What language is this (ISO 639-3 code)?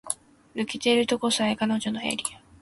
jpn